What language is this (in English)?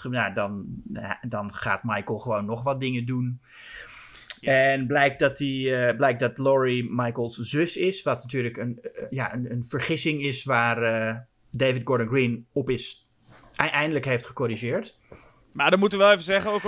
Dutch